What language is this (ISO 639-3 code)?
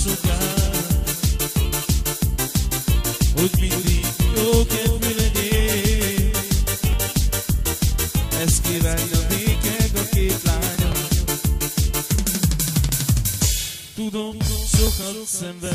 ron